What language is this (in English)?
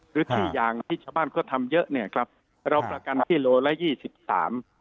Thai